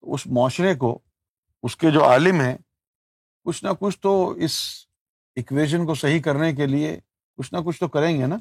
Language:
Urdu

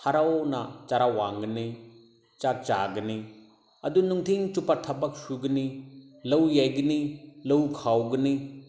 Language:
Manipuri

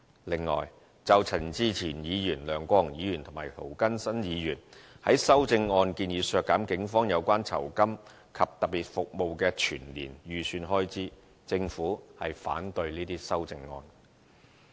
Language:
Cantonese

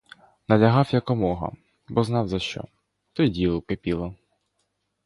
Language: Ukrainian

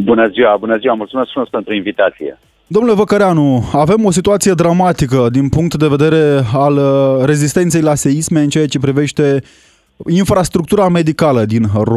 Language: Romanian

